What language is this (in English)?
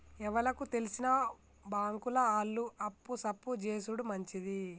Telugu